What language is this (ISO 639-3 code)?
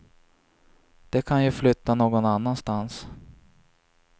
swe